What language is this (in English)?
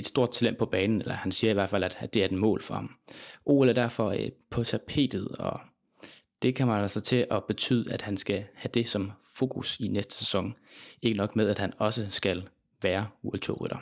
Danish